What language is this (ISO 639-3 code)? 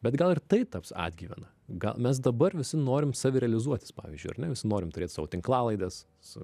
lit